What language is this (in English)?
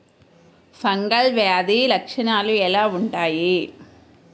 Telugu